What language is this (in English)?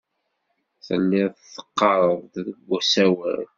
Kabyle